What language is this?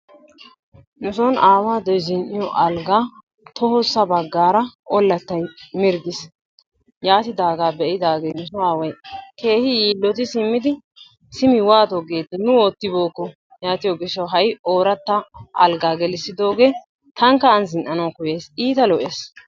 Wolaytta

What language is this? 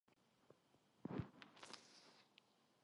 Korean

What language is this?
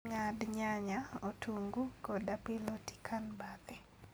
Luo (Kenya and Tanzania)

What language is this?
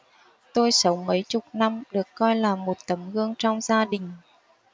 Vietnamese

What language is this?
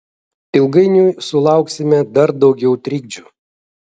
Lithuanian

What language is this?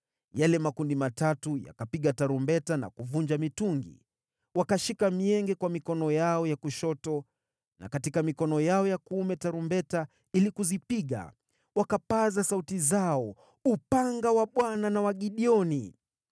Swahili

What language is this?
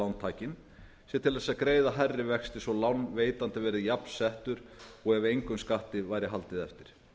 Icelandic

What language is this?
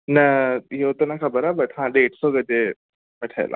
Sindhi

